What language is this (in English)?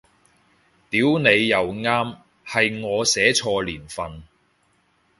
Cantonese